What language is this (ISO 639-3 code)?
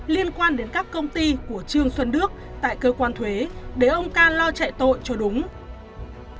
vie